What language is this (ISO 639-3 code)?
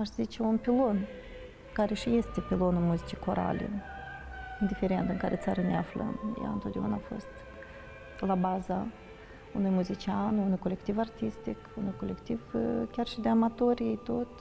ron